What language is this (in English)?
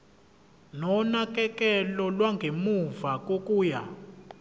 Zulu